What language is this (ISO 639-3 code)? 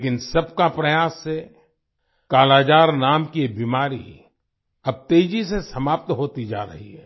hin